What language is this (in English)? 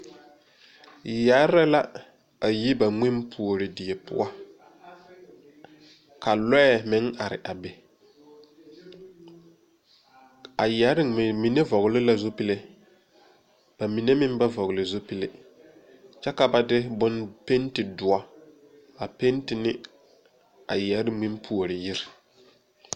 Southern Dagaare